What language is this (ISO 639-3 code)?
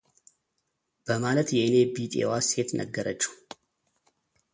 amh